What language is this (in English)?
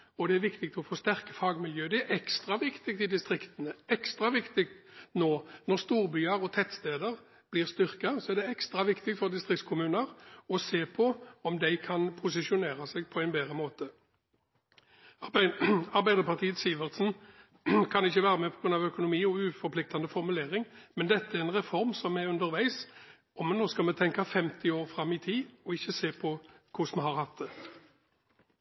Norwegian Bokmål